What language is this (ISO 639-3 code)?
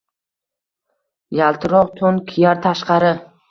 uzb